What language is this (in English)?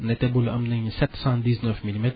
Wolof